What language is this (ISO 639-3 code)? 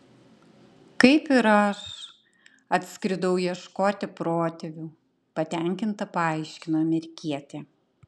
lit